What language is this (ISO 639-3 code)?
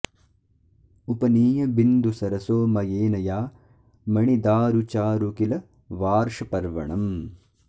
san